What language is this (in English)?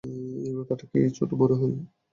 Bangla